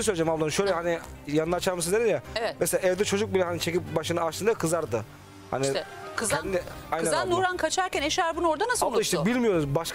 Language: Turkish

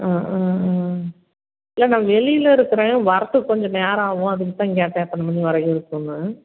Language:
Tamil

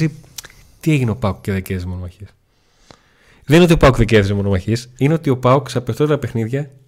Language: Greek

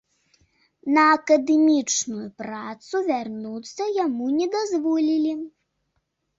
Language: Belarusian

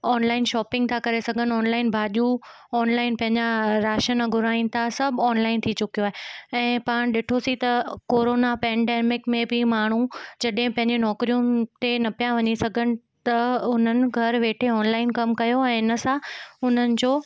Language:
Sindhi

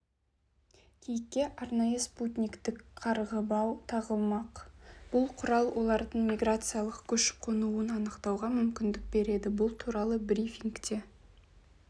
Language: Kazakh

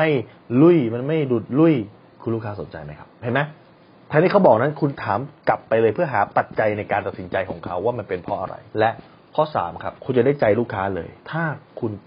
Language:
Thai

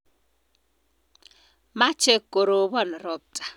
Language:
Kalenjin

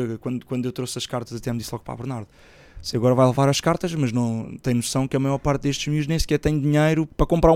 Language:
Portuguese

